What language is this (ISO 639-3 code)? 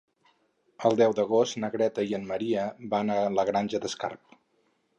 cat